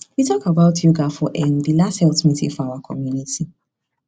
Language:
Nigerian Pidgin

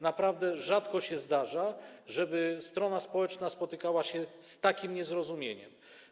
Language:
Polish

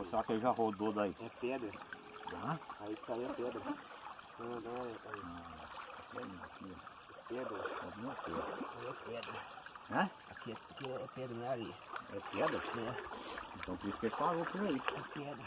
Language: Portuguese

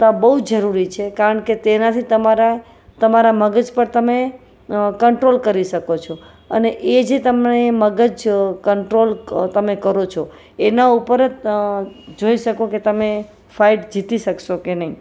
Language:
Gujarati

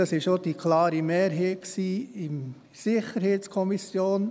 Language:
Swiss German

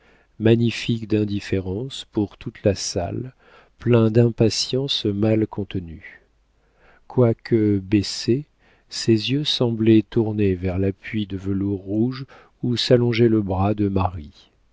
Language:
French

